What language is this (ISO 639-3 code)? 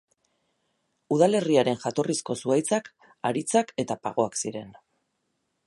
eus